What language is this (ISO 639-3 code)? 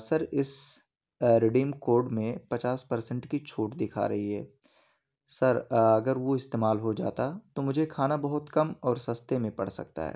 urd